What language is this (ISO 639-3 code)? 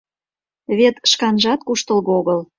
chm